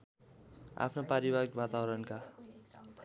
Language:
Nepali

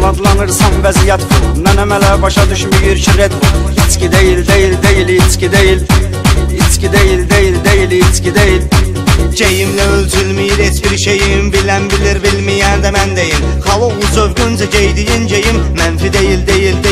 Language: Turkish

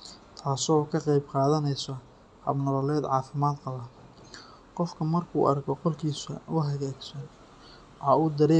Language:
Somali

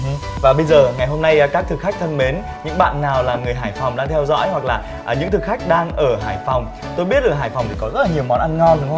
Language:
Vietnamese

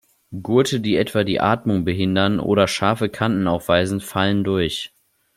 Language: German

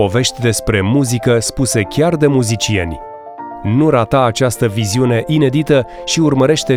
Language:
Romanian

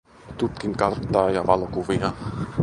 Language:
Finnish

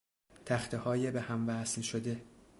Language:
Persian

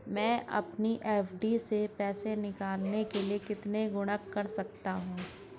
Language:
Hindi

